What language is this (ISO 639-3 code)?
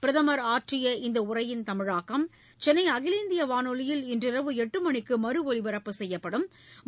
tam